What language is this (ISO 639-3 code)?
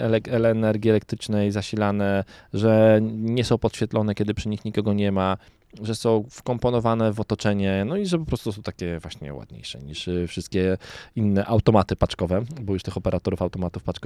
pol